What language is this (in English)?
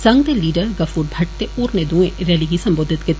Dogri